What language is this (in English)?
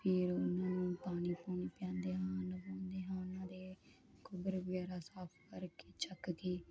Punjabi